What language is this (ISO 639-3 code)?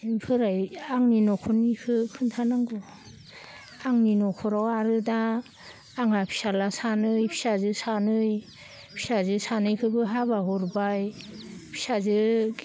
brx